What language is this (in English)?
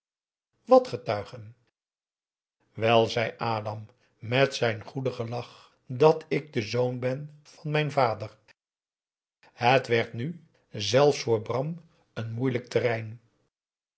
Dutch